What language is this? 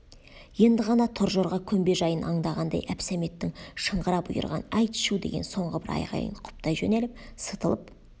Kazakh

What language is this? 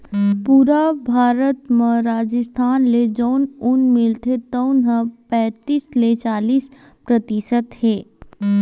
Chhattisgarhi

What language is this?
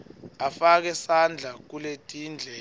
Swati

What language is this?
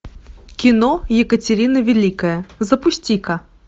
Russian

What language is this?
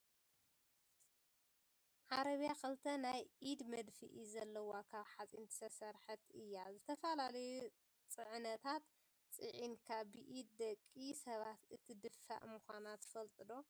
Tigrinya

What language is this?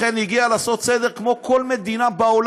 Hebrew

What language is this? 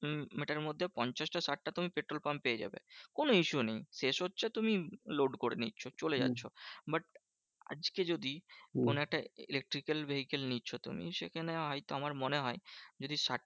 Bangla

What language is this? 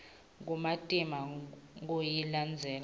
Swati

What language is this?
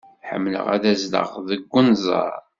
Kabyle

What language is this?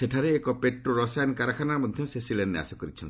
Odia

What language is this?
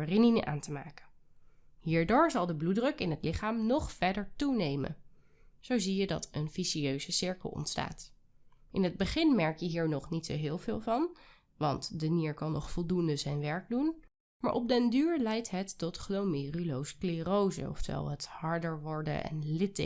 Dutch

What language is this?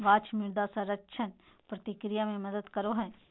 Magahi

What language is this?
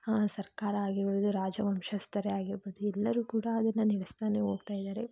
Kannada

